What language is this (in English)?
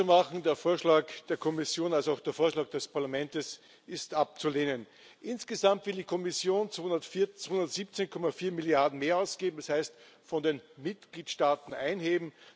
German